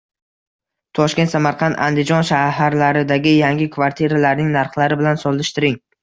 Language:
Uzbek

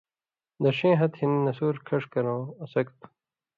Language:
Indus Kohistani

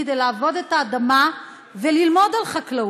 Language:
Hebrew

